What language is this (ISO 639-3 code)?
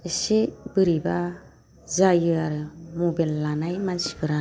brx